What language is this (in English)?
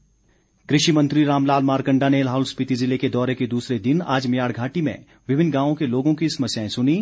Hindi